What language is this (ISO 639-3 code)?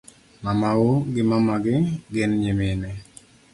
luo